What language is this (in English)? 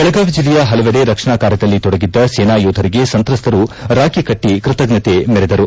Kannada